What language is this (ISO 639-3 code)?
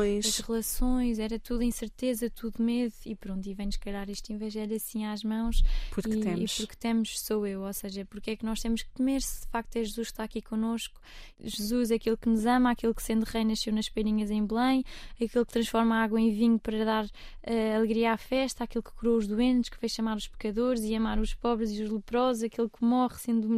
por